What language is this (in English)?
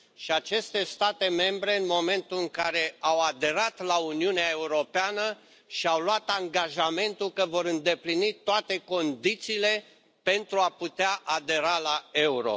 Romanian